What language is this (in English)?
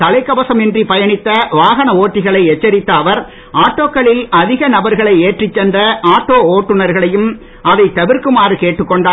Tamil